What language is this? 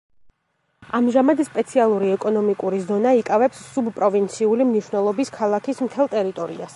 Georgian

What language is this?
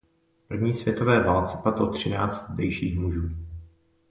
Czech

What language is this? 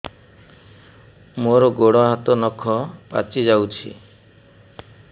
Odia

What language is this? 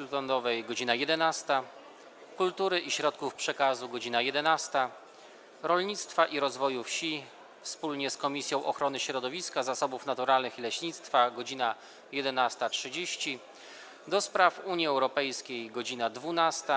Polish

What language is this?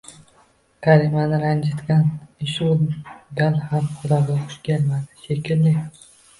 Uzbek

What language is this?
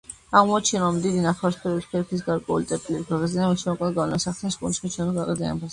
Georgian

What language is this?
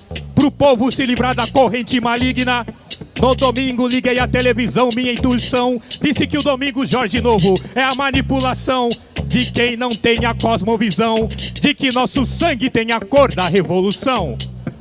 Portuguese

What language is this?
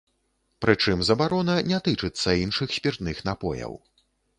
Belarusian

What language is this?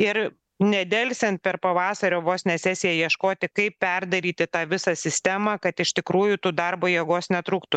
Lithuanian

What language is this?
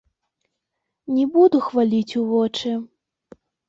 Belarusian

